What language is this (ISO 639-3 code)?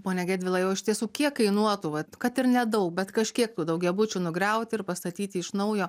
lit